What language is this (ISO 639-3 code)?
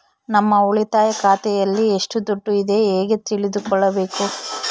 kan